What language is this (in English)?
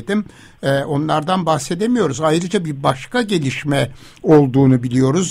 Turkish